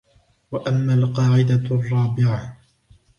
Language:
Arabic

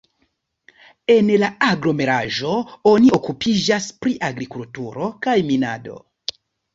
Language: Esperanto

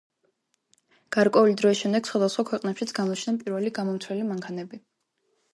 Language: Georgian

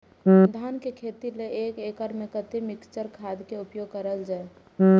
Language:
Maithili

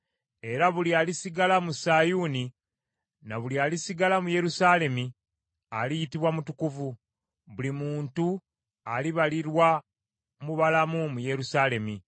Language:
Ganda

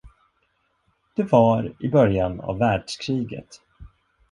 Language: Swedish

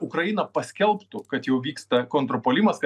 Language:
Lithuanian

